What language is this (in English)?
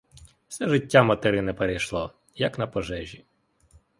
Ukrainian